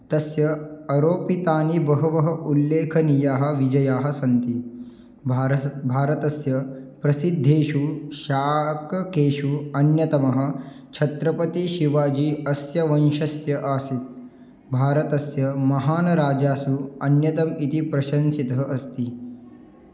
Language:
Sanskrit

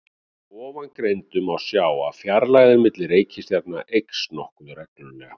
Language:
Icelandic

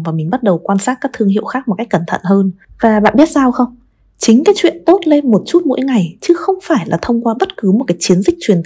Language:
Vietnamese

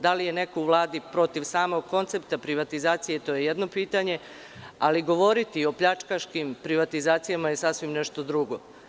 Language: Serbian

